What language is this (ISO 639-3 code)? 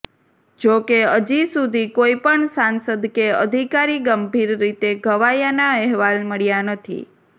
guj